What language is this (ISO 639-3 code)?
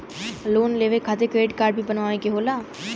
bho